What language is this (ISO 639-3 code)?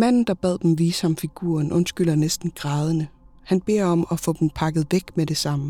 dan